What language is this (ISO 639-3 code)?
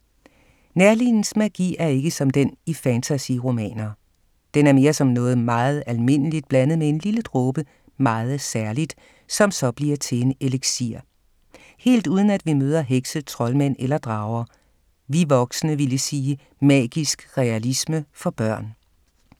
dan